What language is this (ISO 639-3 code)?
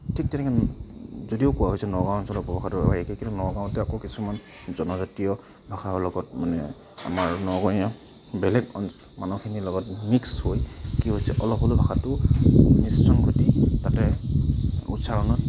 asm